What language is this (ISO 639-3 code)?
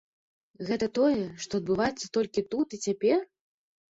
bel